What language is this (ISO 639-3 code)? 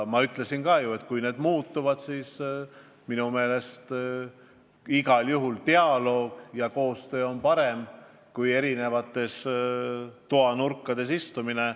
est